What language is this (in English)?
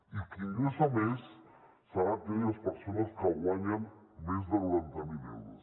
Catalan